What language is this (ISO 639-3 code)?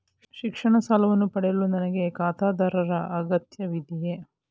kan